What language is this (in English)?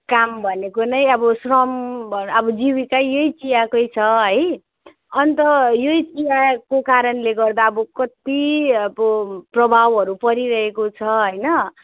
Nepali